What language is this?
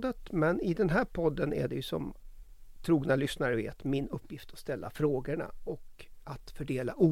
Swedish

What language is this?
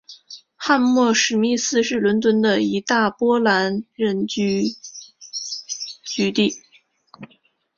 Chinese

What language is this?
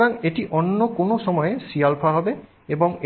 Bangla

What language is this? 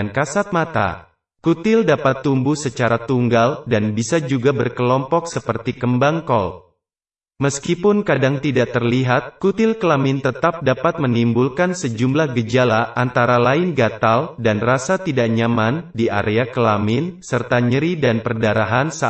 Indonesian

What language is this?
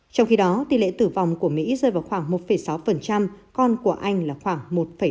Vietnamese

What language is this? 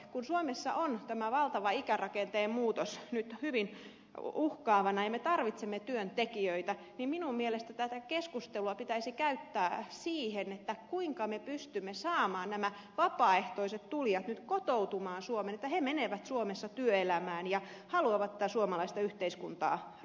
Finnish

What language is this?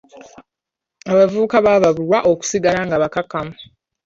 Ganda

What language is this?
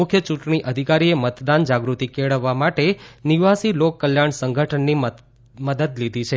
Gujarati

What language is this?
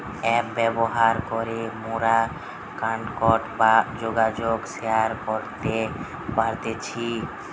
Bangla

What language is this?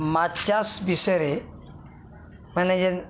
Odia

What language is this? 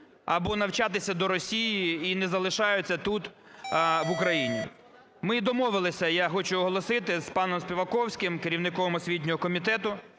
Ukrainian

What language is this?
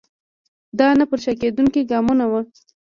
Pashto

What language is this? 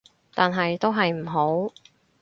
Cantonese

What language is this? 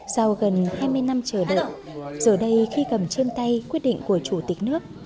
Vietnamese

